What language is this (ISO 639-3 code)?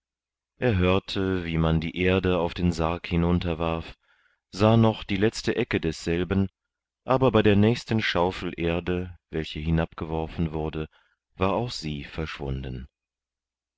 deu